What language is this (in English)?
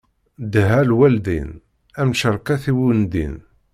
Kabyle